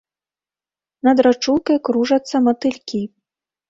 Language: Belarusian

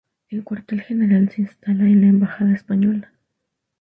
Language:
Spanish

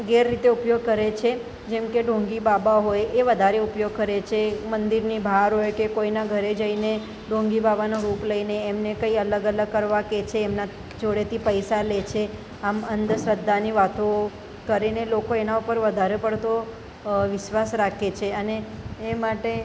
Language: Gujarati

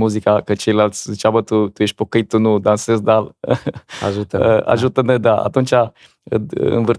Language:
Romanian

